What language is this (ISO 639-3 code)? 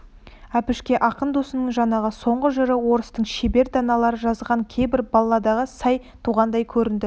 kaz